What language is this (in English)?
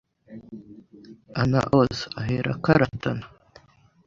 Kinyarwanda